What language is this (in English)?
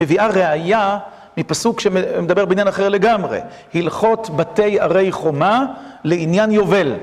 Hebrew